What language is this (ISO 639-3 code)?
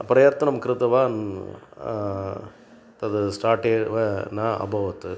san